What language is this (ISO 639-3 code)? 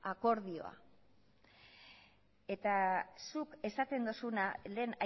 eus